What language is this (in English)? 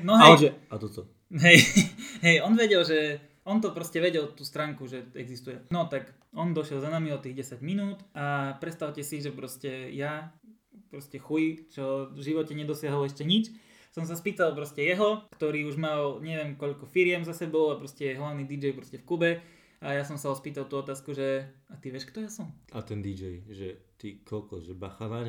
Slovak